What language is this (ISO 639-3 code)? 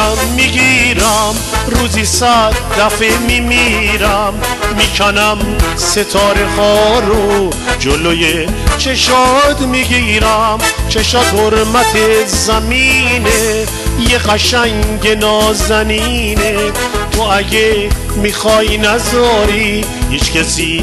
fas